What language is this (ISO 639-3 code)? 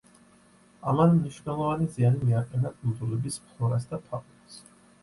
kat